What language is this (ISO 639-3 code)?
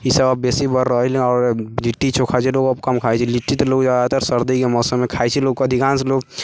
mai